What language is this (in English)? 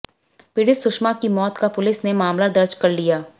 Hindi